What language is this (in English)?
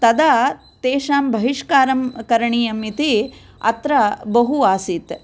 Sanskrit